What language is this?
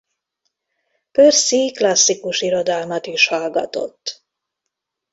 Hungarian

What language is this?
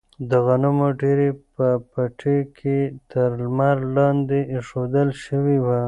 Pashto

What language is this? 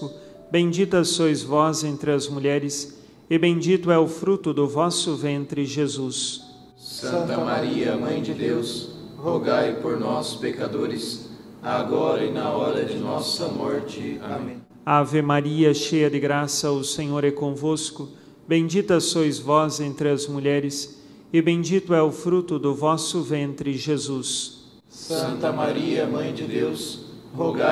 Portuguese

